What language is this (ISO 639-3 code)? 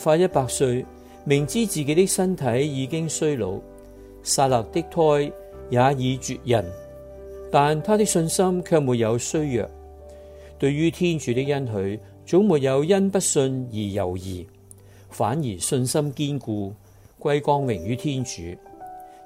zho